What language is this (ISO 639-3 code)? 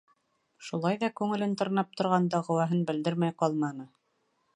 bak